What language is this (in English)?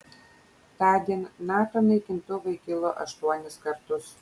Lithuanian